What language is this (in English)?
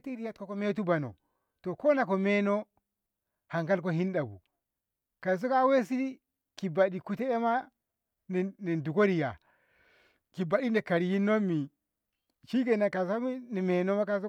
Ngamo